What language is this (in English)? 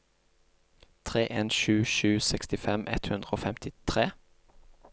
Norwegian